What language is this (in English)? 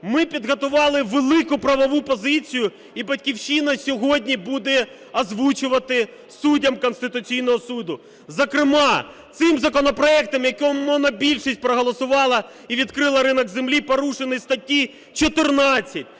Ukrainian